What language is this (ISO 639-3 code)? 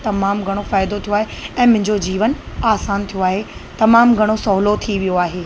snd